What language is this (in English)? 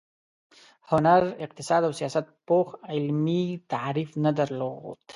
Pashto